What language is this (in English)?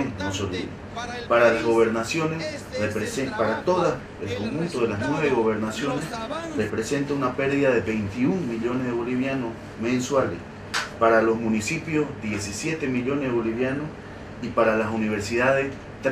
Spanish